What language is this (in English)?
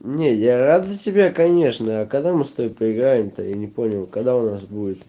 Russian